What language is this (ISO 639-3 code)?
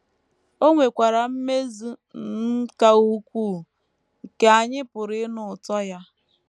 ibo